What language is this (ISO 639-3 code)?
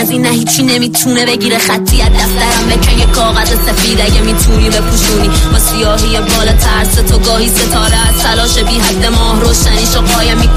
fas